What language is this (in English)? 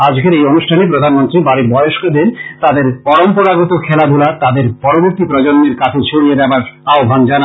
Bangla